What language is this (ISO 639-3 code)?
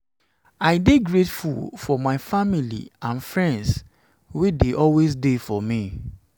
pcm